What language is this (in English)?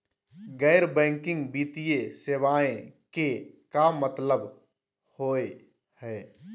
Magahi